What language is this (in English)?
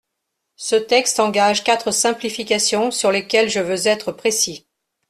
French